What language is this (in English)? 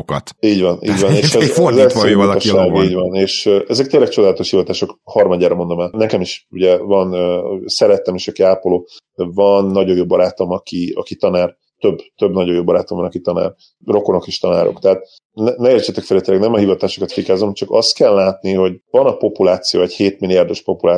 Hungarian